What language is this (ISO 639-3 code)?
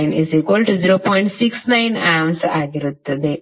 kan